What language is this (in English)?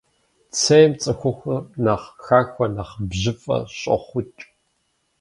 Kabardian